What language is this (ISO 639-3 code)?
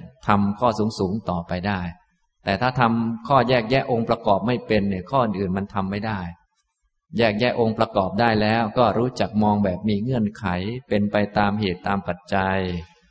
tha